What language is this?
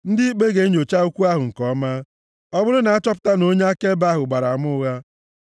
Igbo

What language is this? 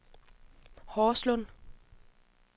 Danish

